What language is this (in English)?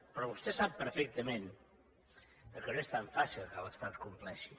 Catalan